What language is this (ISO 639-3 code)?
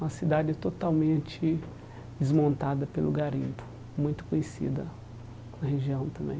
por